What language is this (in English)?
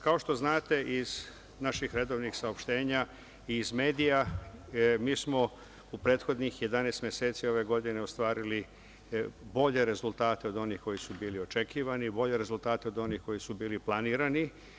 Serbian